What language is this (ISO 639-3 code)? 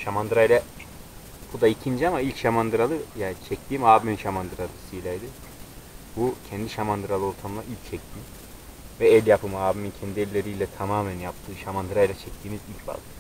tur